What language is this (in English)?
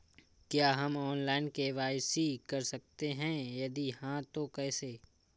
Hindi